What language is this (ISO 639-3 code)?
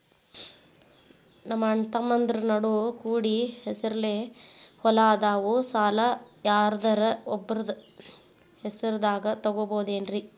kan